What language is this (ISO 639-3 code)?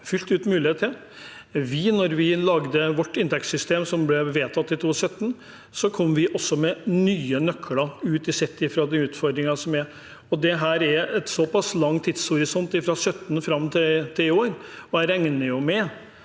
nor